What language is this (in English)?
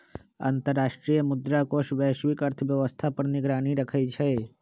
Magahi